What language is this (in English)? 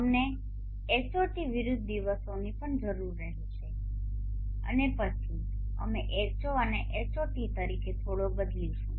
Gujarati